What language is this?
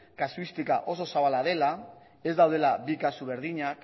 Basque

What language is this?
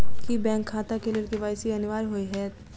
Maithili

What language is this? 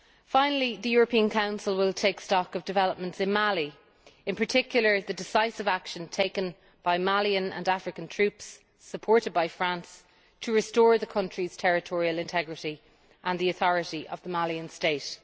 English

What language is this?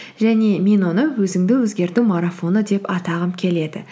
Kazakh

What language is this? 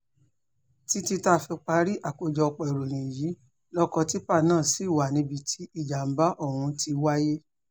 Yoruba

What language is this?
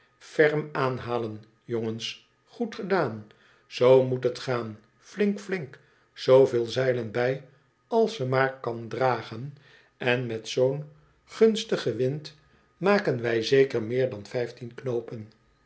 Dutch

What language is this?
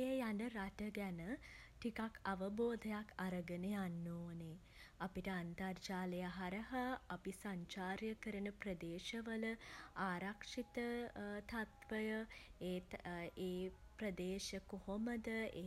Sinhala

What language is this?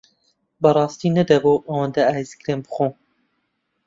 Central Kurdish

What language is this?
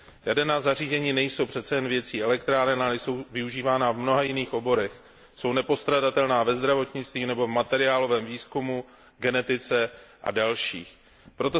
Czech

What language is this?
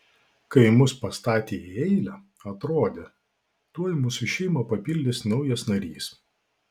Lithuanian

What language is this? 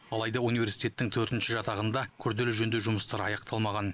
Kazakh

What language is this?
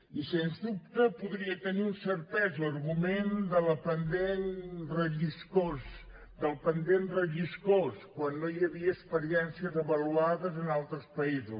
Catalan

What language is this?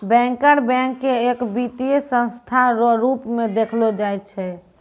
Maithili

